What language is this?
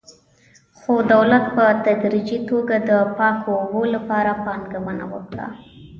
Pashto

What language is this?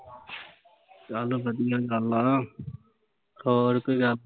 Punjabi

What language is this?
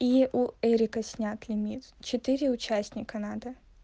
Russian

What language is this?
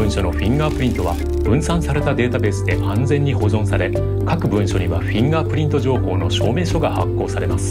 Japanese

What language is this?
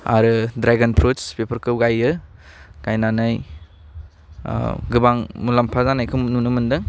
Bodo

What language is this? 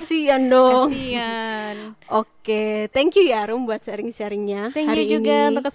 Indonesian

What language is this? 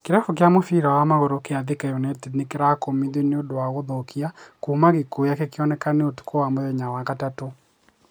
Kikuyu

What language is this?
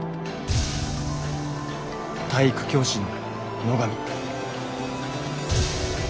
Japanese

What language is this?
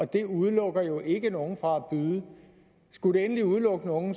Danish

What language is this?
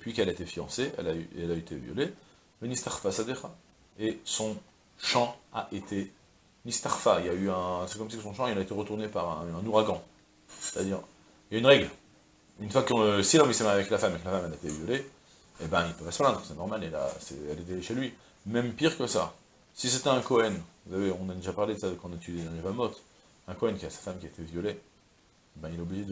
French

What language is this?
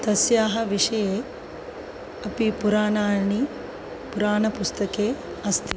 Sanskrit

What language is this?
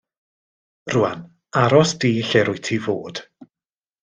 Welsh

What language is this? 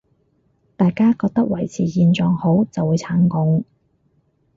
Cantonese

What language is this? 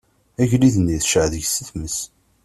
Kabyle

